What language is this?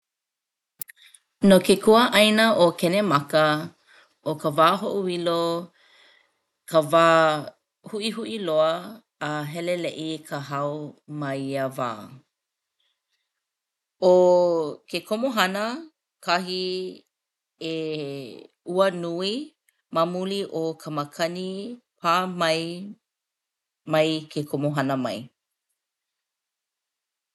Hawaiian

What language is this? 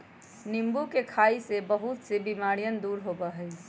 Magahi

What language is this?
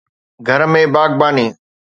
Sindhi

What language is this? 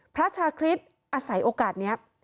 Thai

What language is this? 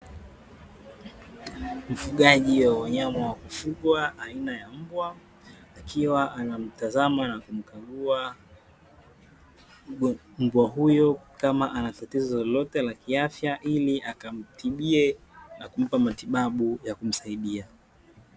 Swahili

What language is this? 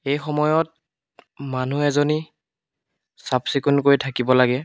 Assamese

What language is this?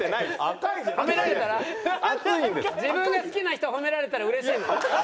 Japanese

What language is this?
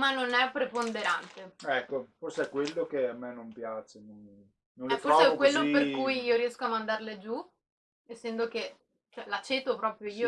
Italian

